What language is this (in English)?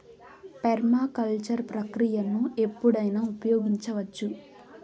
Telugu